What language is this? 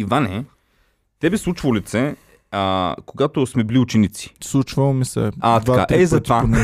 Bulgarian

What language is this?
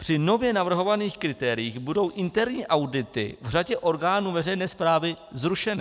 Czech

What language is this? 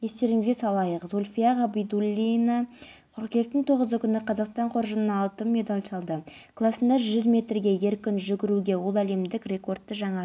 Kazakh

